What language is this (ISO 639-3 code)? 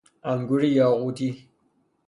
fas